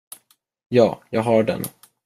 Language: Swedish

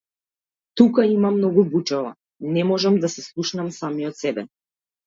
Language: Macedonian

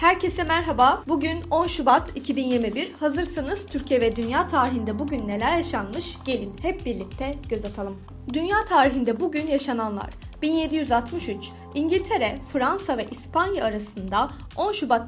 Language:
Turkish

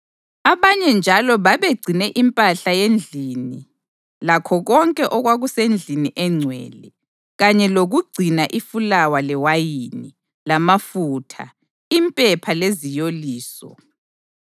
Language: North Ndebele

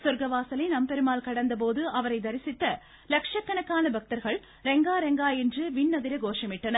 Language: Tamil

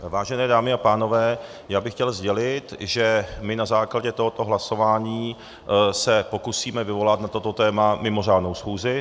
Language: Czech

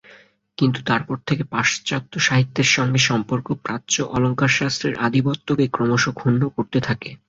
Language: Bangla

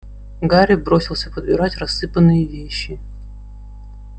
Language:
Russian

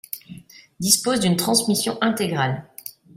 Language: French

